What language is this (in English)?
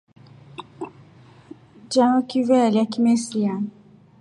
Rombo